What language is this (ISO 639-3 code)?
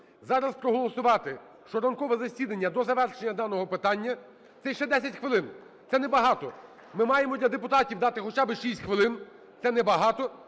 ukr